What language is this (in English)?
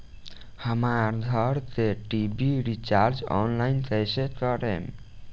Bhojpuri